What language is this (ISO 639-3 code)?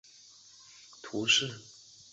zho